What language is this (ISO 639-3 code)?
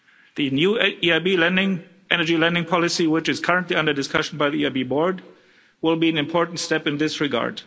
eng